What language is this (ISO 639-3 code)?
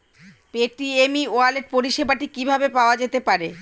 ben